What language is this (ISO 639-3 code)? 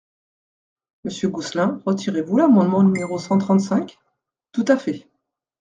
fra